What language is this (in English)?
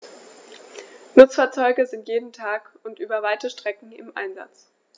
German